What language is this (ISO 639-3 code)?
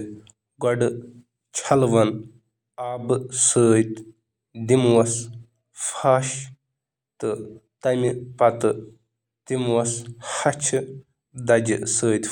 kas